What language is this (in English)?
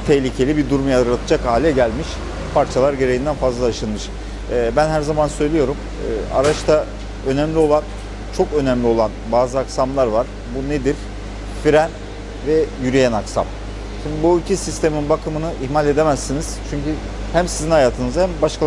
Turkish